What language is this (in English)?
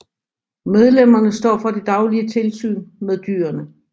Danish